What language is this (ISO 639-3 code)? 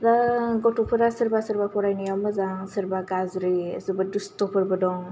brx